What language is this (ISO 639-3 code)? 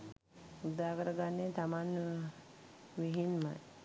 sin